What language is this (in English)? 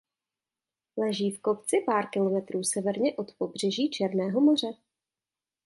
Czech